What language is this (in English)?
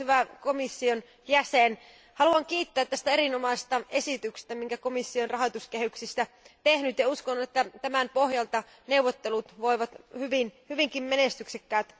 Finnish